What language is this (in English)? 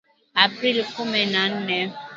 Swahili